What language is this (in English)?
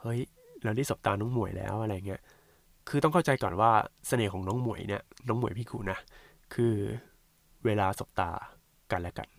Thai